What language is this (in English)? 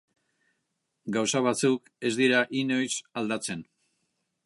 Basque